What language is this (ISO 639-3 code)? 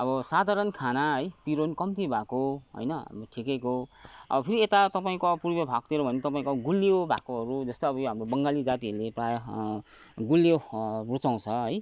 nep